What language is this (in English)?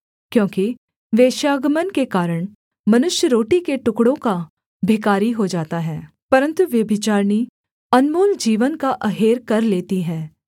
Hindi